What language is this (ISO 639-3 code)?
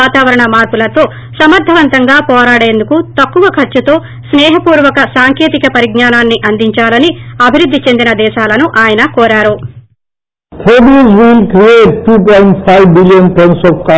tel